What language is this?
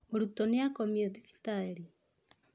Kikuyu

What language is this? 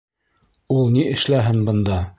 Bashkir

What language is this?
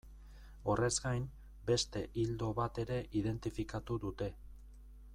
Basque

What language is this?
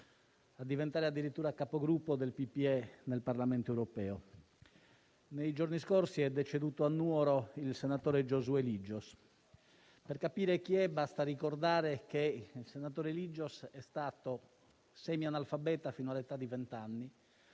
Italian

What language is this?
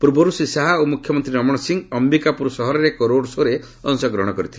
Odia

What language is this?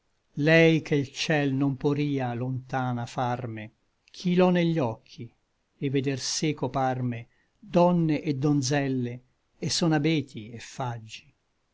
Italian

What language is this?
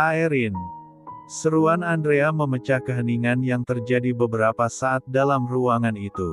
Indonesian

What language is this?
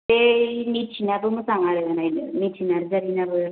Bodo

